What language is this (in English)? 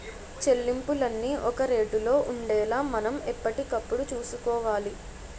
Telugu